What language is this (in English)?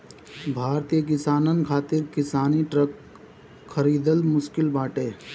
Bhojpuri